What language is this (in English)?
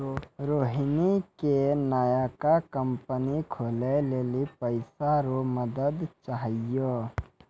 Maithili